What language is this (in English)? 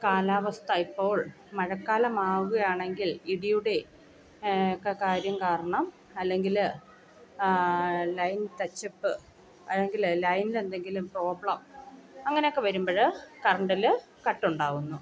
Malayalam